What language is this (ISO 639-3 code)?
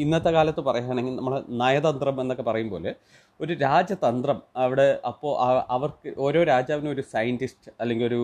mal